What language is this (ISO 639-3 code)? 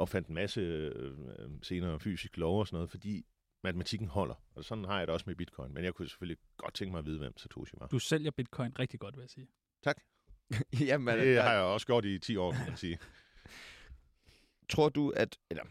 dan